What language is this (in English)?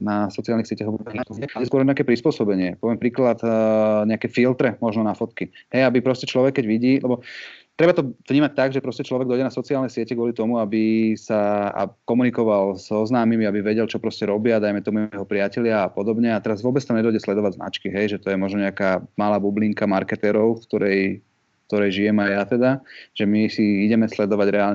Slovak